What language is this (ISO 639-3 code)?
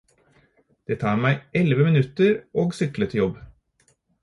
nob